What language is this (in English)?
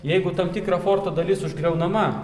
Lithuanian